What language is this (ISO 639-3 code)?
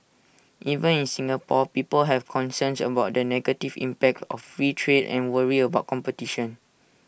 eng